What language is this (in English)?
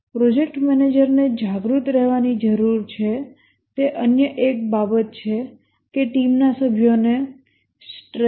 Gujarati